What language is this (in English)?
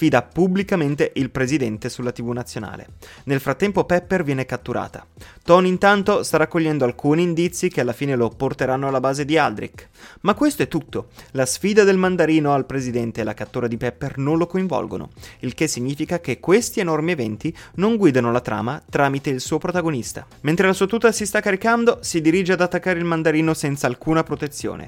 Italian